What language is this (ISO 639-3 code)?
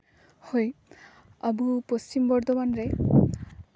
sat